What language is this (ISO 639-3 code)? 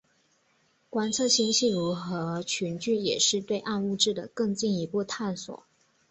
zho